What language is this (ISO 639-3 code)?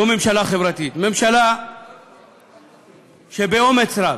heb